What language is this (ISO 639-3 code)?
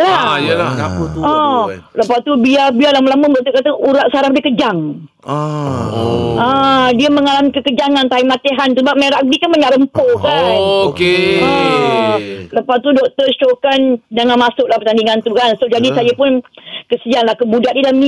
msa